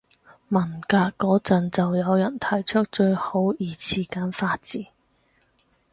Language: Cantonese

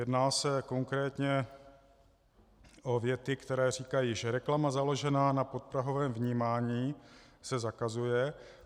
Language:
Czech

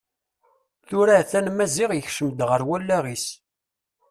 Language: Kabyle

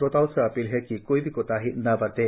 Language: Hindi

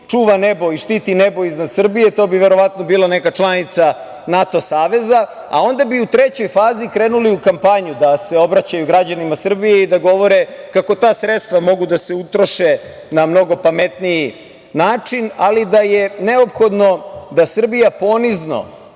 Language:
Serbian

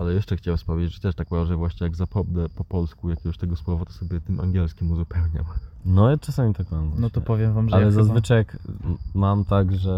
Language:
Polish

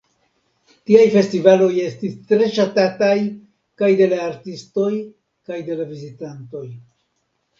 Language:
Esperanto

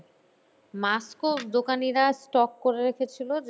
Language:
Bangla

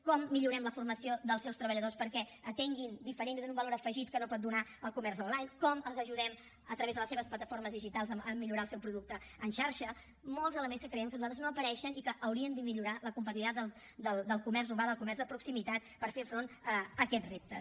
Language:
Catalan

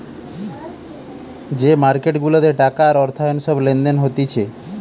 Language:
Bangla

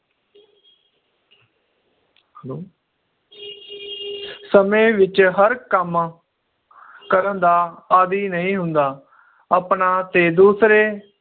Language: Punjabi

